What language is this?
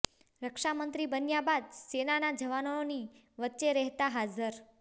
Gujarati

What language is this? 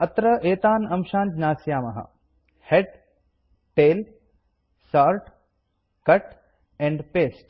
Sanskrit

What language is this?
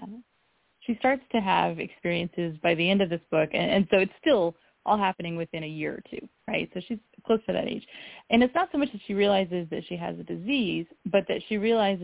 English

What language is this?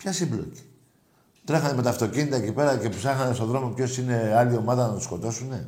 Greek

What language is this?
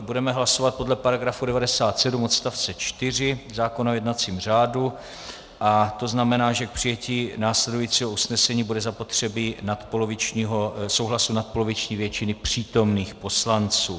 Czech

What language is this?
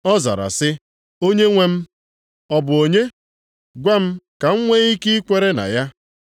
Igbo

